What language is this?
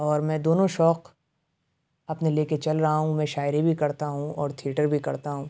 Urdu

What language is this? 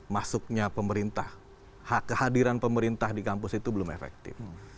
Indonesian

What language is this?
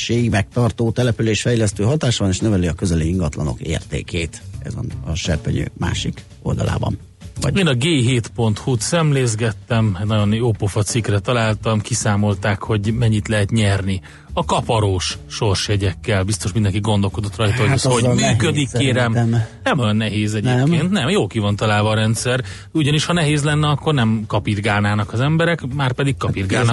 Hungarian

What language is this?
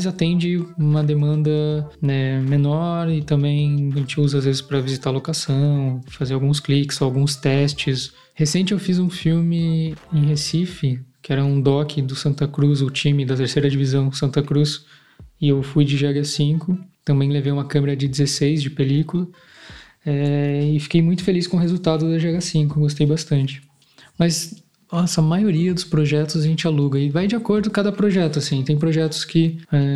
Portuguese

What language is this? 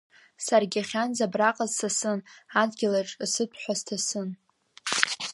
Abkhazian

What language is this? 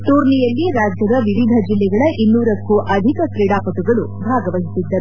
Kannada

